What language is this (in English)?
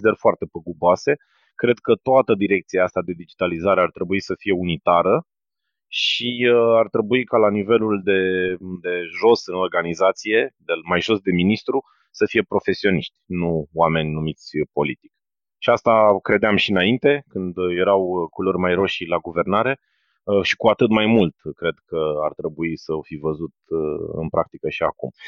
Romanian